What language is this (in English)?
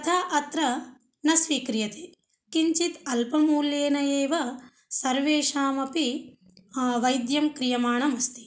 Sanskrit